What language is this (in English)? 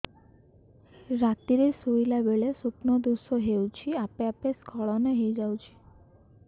Odia